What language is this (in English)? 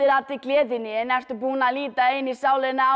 Icelandic